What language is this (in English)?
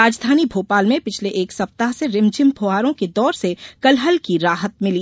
Hindi